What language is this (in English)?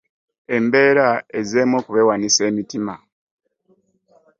Ganda